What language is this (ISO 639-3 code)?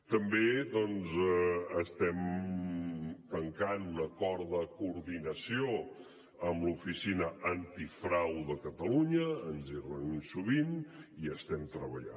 cat